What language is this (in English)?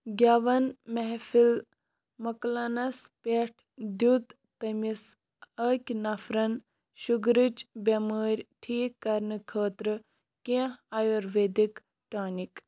Kashmiri